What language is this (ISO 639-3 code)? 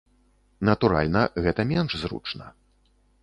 bel